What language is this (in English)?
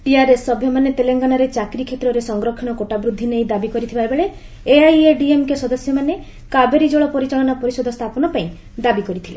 Odia